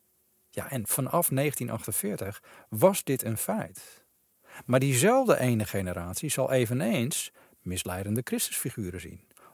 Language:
Dutch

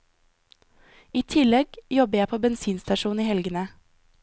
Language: Norwegian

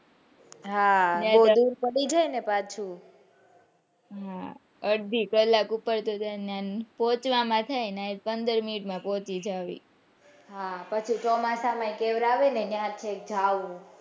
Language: Gujarati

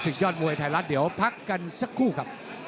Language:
Thai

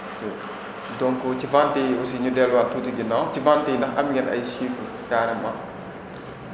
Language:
Wolof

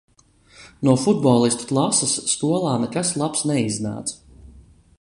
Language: Latvian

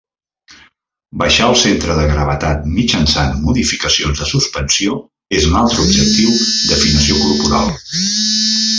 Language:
Catalan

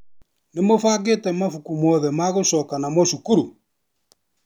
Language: Kikuyu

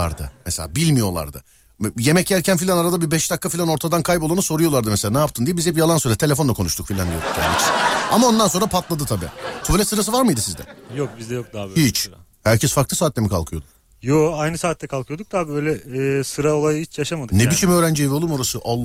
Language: Turkish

